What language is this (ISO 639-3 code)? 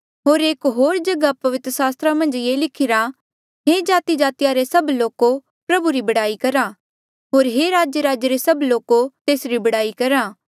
mjl